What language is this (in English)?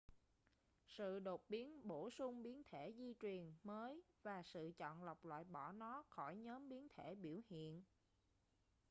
Vietnamese